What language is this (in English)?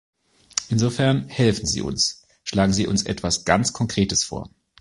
German